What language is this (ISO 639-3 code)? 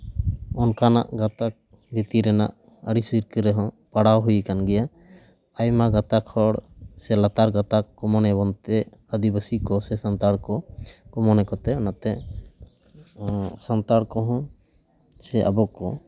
sat